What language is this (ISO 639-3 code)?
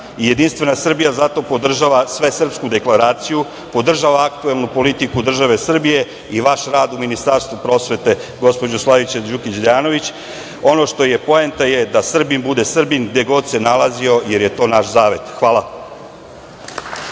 srp